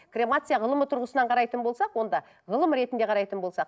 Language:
Kazakh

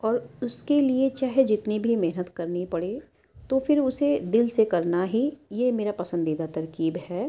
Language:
Urdu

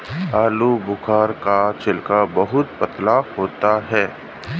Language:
Hindi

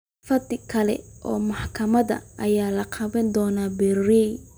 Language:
Somali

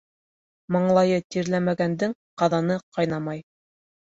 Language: Bashkir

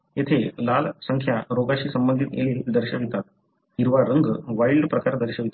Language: Marathi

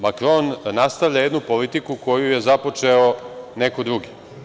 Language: Serbian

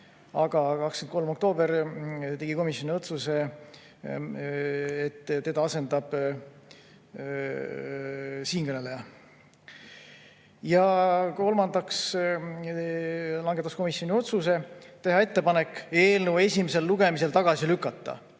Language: Estonian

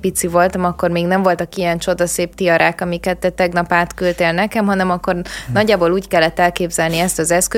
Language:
Hungarian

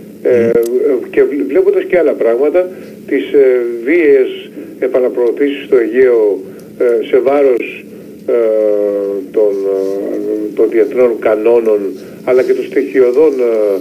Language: Greek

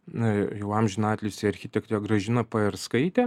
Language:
Lithuanian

